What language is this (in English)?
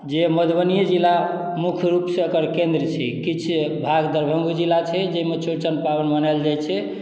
Maithili